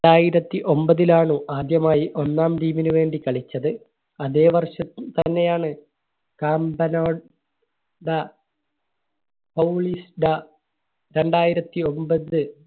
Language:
Malayalam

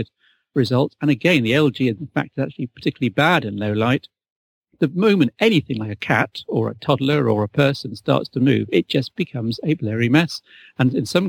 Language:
English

